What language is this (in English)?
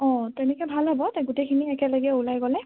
Assamese